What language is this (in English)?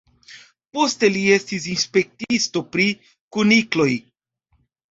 Esperanto